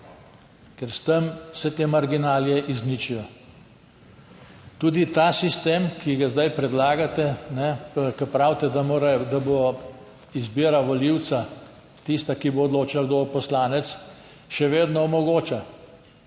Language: Slovenian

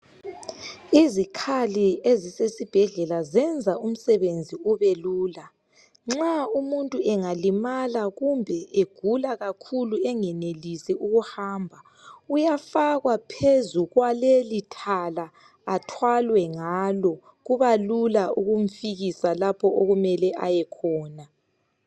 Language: North Ndebele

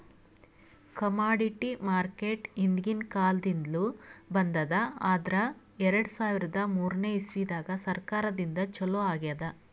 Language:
Kannada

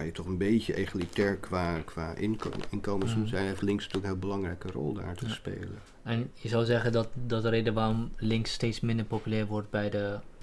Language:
Dutch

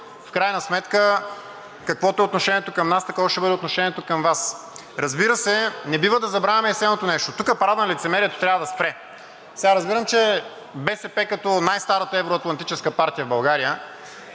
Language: Bulgarian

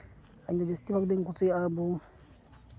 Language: Santali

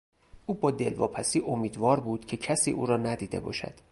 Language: Persian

